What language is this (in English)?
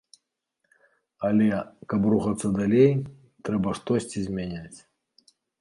Belarusian